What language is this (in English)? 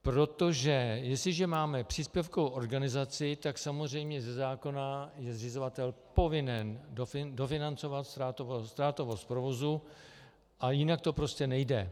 Czech